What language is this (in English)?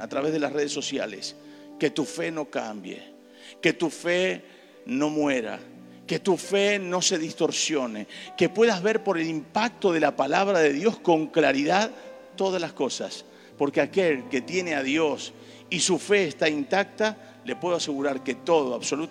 Spanish